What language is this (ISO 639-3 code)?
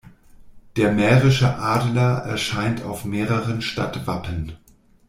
deu